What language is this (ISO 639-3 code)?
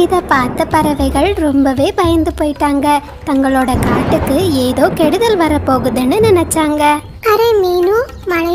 tam